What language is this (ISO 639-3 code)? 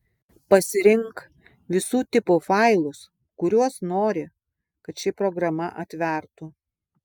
lit